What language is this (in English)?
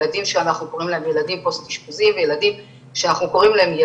Hebrew